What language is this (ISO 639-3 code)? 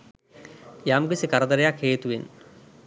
sin